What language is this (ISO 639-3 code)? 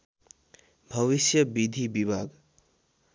nep